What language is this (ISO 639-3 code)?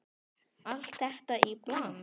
isl